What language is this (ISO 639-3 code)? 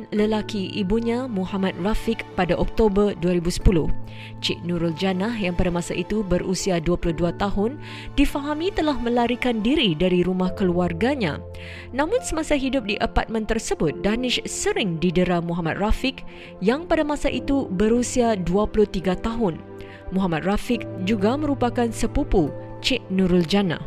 msa